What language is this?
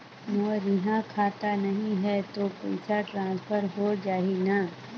Chhattisgarhi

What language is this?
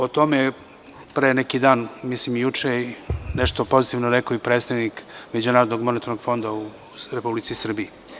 Serbian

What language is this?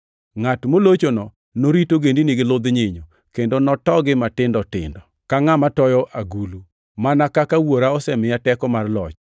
Luo (Kenya and Tanzania)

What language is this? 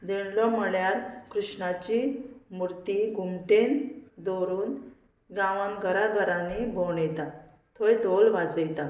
Konkani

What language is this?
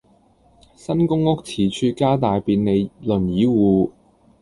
Cantonese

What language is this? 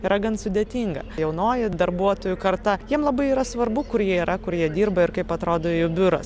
Lithuanian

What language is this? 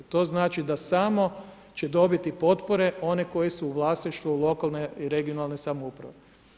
Croatian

